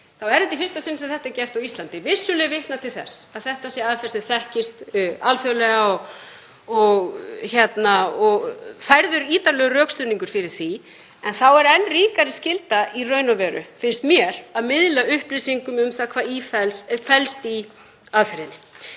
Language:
Icelandic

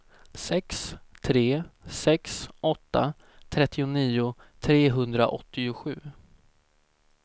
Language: Swedish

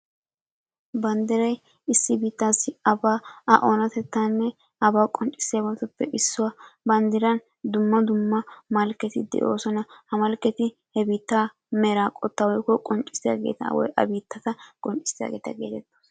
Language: Wolaytta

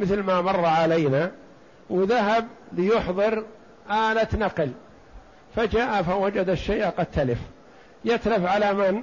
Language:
Arabic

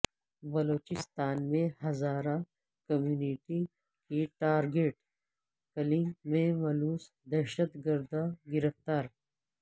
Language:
Urdu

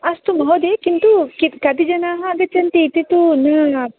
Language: Sanskrit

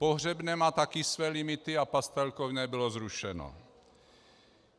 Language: Czech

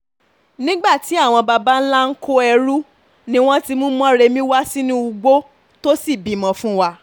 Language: Yoruba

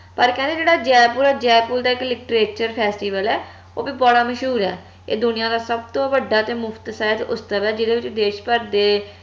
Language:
Punjabi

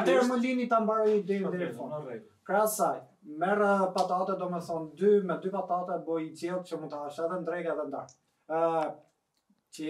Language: Romanian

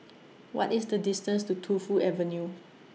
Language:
English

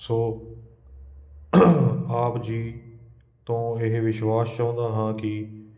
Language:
Punjabi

